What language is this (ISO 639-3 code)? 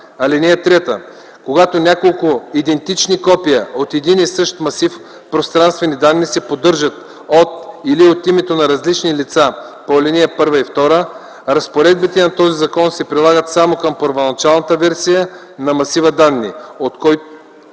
bul